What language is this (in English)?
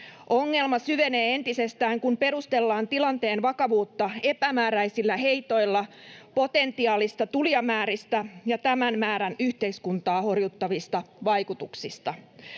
Finnish